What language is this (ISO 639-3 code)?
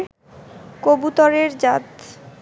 ben